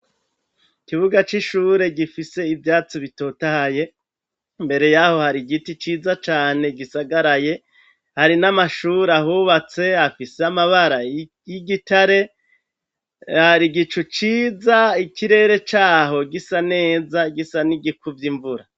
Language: Rundi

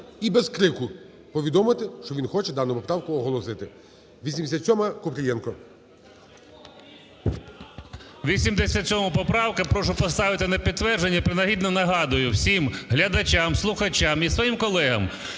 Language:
Ukrainian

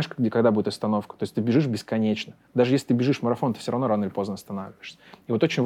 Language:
Russian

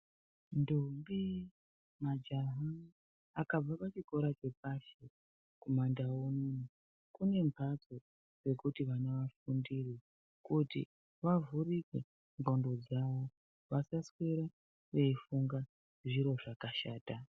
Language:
Ndau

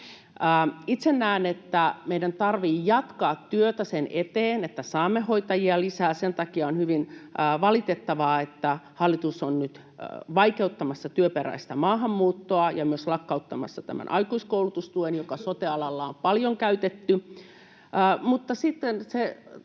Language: Finnish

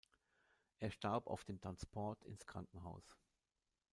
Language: German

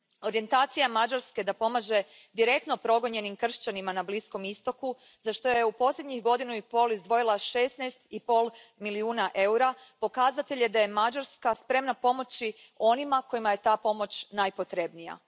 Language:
Croatian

